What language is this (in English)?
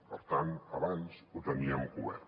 Catalan